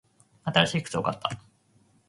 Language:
Japanese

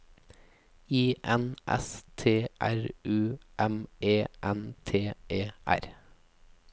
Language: Norwegian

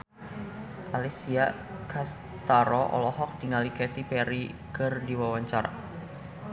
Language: Sundanese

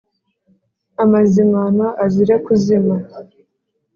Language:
Kinyarwanda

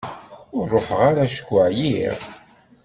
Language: Kabyle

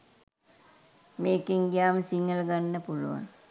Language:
Sinhala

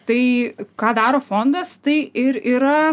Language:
Lithuanian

